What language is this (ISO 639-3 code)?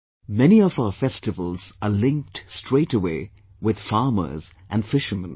eng